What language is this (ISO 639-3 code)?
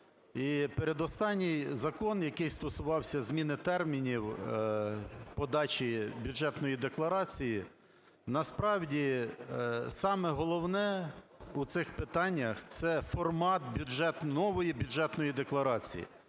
ukr